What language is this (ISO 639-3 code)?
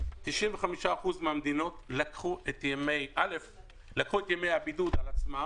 heb